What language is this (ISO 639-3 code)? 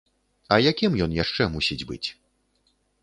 bel